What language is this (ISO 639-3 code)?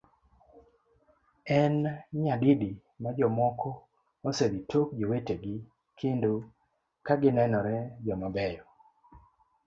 luo